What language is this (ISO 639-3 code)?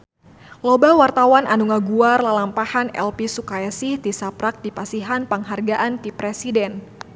sun